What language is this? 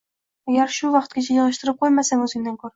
Uzbek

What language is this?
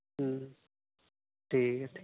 Santali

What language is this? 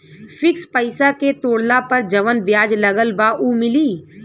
Bhojpuri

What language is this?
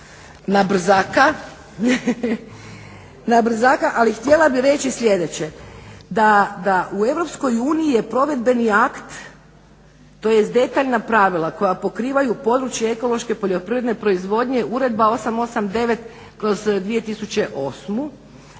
Croatian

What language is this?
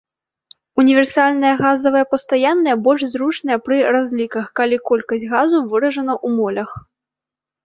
Belarusian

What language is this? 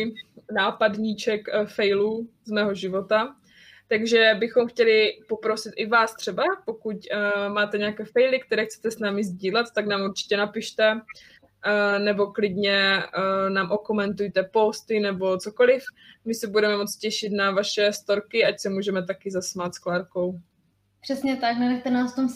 Czech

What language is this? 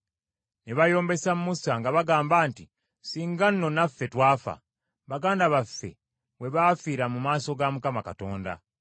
Ganda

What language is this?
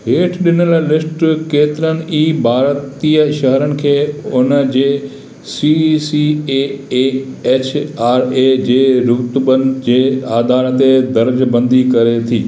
Sindhi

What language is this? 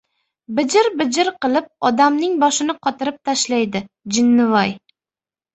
Uzbek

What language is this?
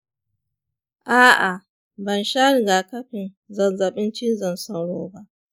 Hausa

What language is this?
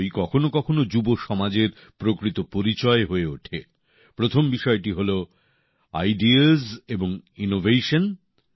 Bangla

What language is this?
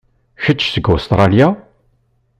Kabyle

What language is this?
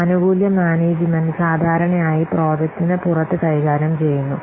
Malayalam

